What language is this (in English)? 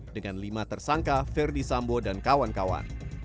Indonesian